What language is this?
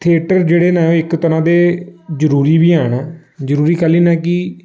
Dogri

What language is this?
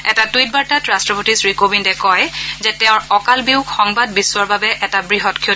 Assamese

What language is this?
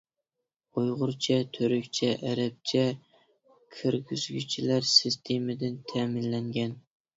Uyghur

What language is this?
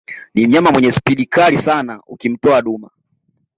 Swahili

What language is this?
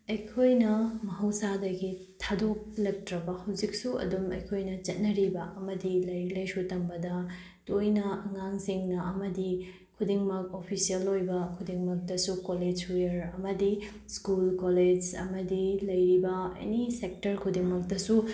Manipuri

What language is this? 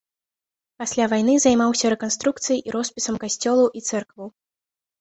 Belarusian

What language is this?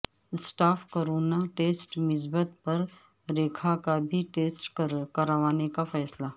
Urdu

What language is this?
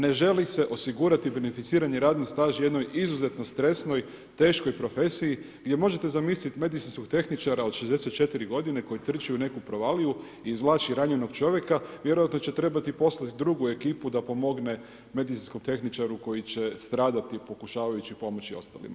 Croatian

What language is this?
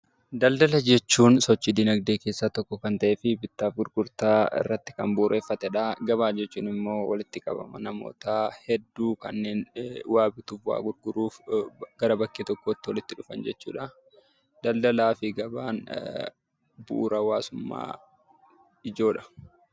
Oromo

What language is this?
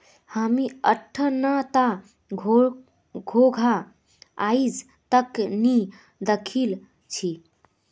Magahi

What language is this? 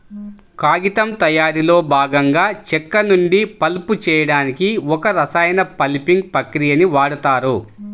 Telugu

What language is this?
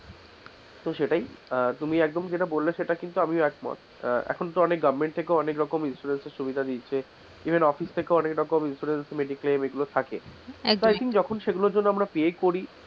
Bangla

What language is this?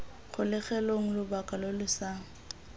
Tswana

